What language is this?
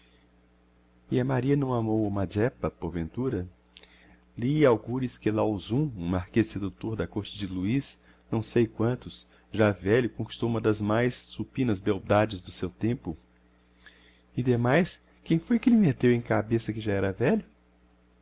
Portuguese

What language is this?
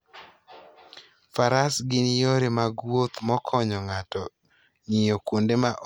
Luo (Kenya and Tanzania)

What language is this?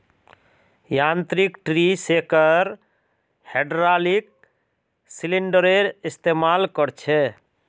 Magahi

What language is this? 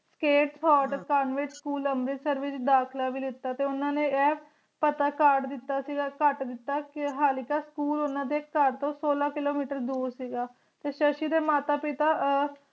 Punjabi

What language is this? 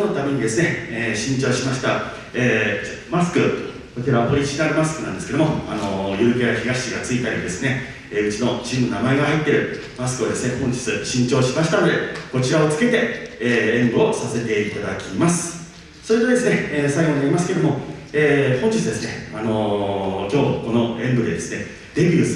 Japanese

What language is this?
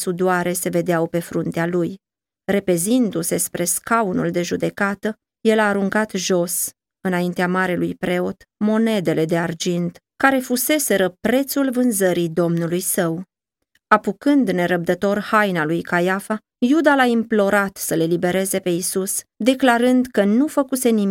Romanian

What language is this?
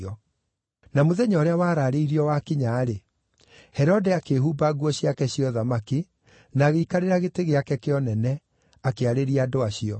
Kikuyu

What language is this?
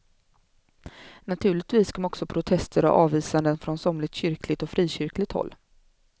Swedish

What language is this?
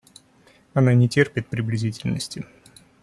Russian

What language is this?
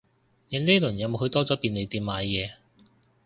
Cantonese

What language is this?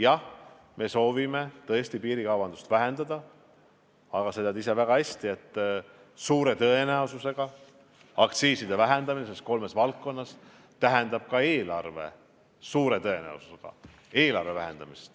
Estonian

